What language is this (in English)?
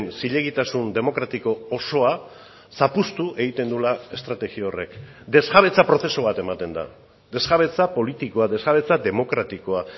Basque